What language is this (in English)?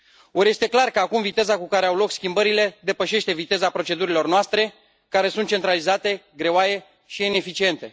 Romanian